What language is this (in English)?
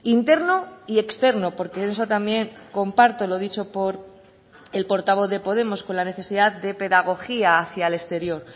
Spanish